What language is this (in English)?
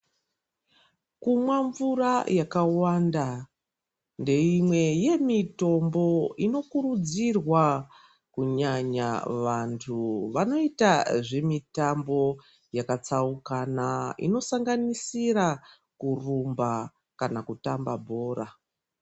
Ndau